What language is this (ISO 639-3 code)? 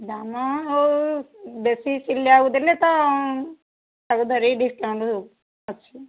ori